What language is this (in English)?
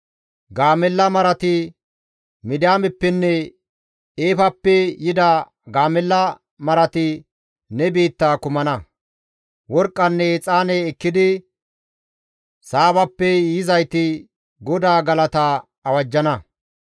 Gamo